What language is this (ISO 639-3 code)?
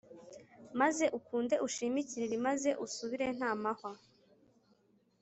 kin